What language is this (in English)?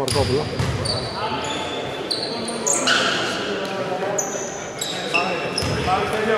Greek